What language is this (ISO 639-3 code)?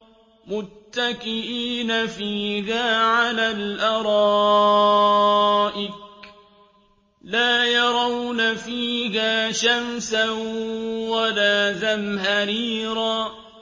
ara